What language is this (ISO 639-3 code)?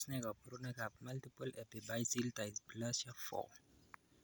kln